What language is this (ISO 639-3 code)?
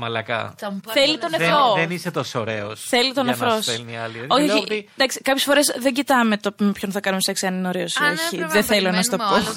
ell